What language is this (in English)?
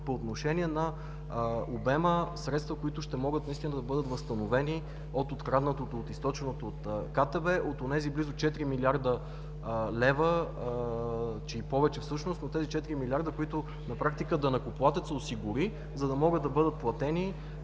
Bulgarian